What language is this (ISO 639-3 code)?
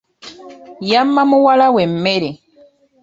lug